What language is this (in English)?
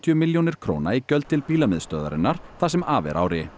Icelandic